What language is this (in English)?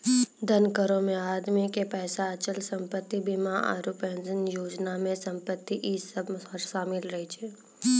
Maithili